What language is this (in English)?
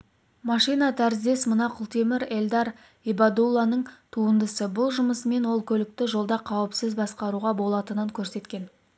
Kazakh